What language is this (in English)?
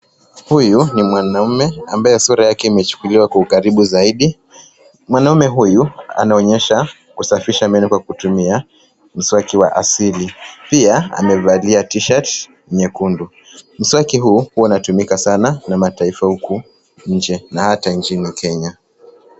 Swahili